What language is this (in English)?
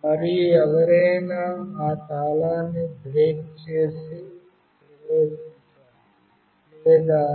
Telugu